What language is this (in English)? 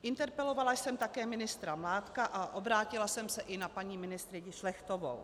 Czech